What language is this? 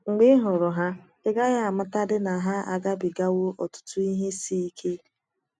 Igbo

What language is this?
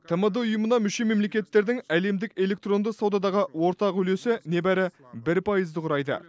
Kazakh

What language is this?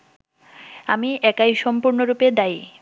Bangla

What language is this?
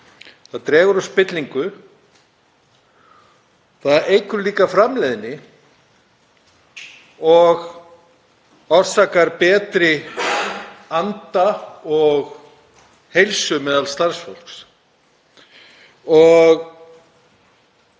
Icelandic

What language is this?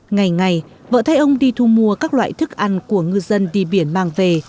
Vietnamese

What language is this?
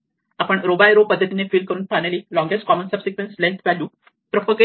Marathi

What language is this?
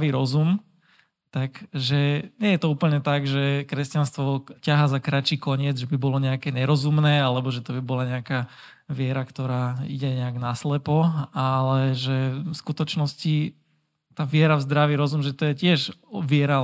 Slovak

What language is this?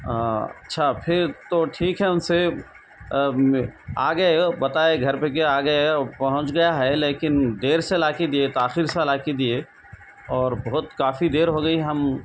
Urdu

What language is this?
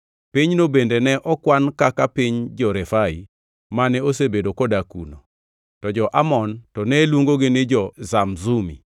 Luo (Kenya and Tanzania)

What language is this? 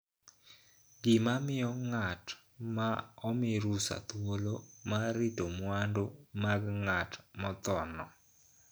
Luo (Kenya and Tanzania)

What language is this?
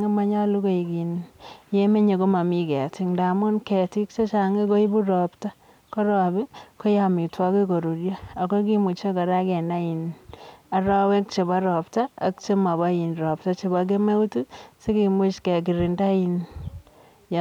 Kalenjin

